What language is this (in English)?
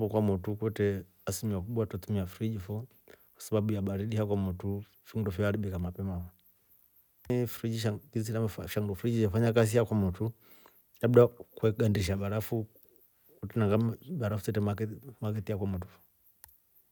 Rombo